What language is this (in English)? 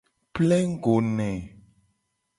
Gen